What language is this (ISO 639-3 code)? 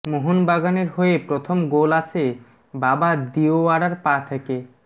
ben